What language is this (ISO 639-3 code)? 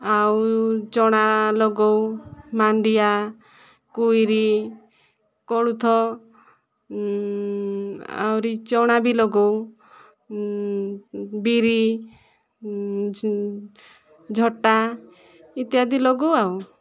ori